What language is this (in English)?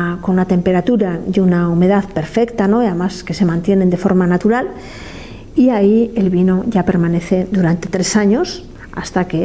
Spanish